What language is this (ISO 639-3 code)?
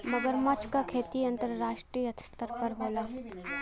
bho